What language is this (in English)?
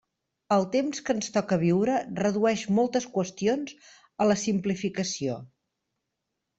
Catalan